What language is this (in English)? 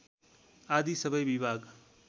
Nepali